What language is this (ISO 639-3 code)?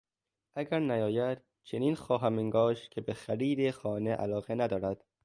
fas